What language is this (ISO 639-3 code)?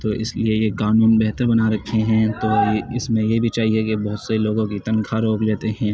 urd